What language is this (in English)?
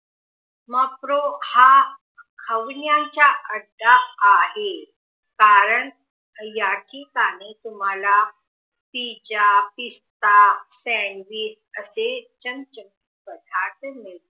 Marathi